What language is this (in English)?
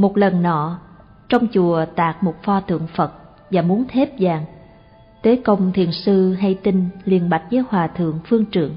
Vietnamese